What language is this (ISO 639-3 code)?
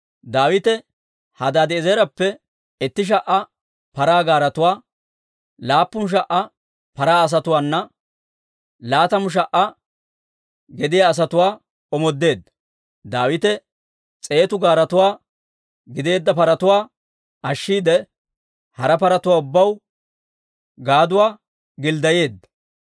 dwr